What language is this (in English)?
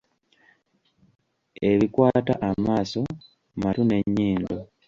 Ganda